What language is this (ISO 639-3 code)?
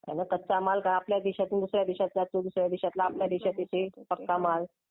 mar